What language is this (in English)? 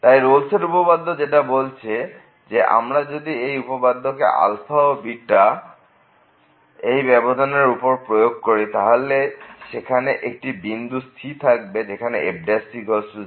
Bangla